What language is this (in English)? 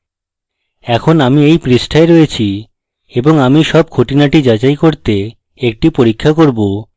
Bangla